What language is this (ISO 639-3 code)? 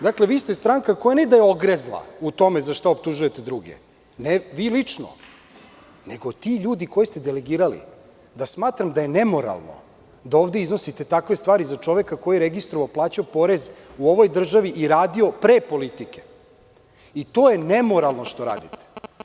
srp